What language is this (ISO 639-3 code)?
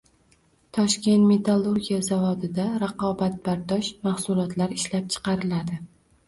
uzb